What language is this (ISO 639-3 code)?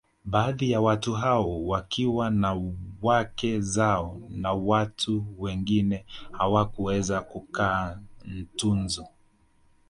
swa